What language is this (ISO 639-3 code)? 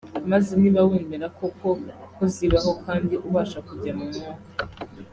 kin